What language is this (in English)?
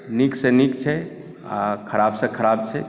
Maithili